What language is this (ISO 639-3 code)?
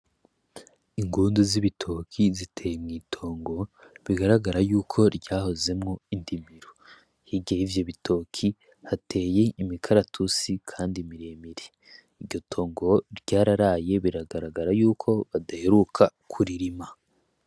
run